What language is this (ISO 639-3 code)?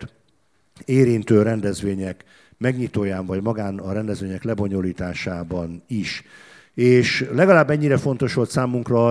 hun